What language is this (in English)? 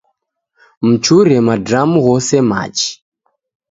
Taita